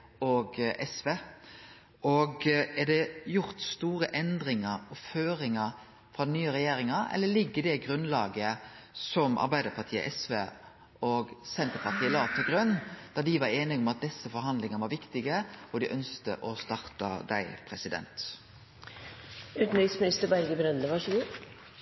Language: Norwegian Nynorsk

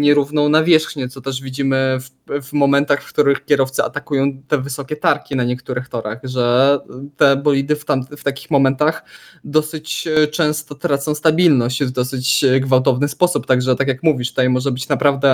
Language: Polish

